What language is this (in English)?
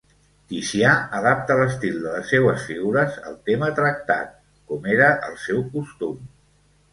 Catalan